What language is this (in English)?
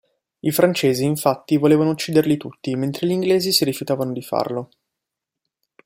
Italian